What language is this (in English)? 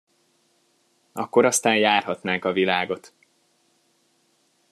Hungarian